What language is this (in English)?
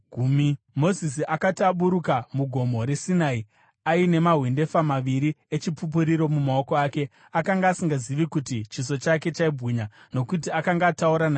Shona